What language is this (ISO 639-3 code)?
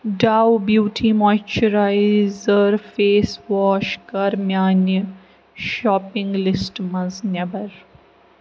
kas